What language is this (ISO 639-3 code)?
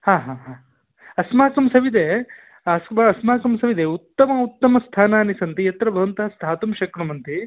san